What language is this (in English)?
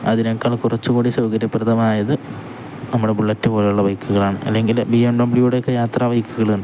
Malayalam